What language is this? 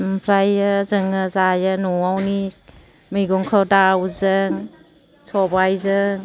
Bodo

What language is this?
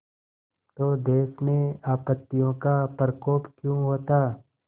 Hindi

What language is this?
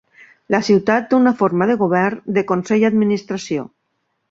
Catalan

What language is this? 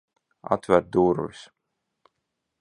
Latvian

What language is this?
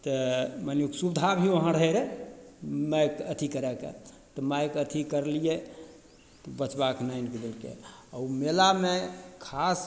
Maithili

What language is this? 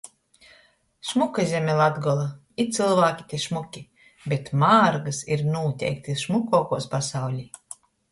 Latgalian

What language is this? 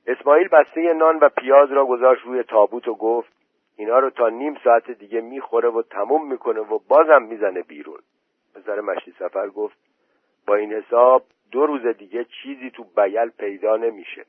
Persian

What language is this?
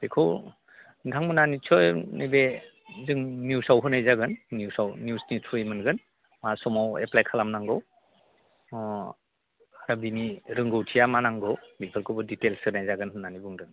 Bodo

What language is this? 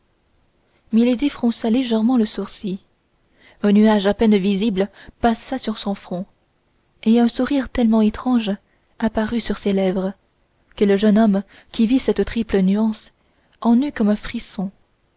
French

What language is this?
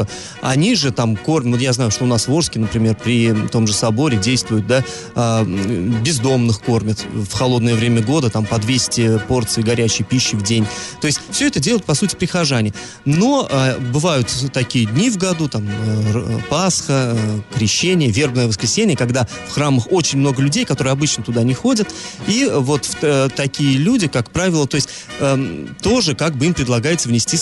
Russian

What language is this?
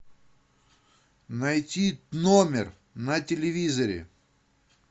Russian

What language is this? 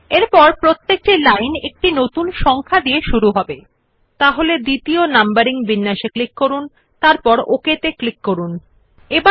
Bangla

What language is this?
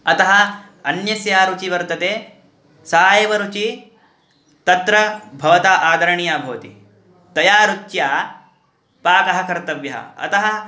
Sanskrit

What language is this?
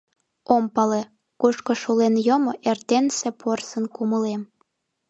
Mari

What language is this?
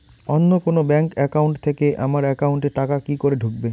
Bangla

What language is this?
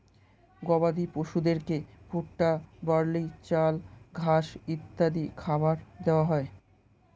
Bangla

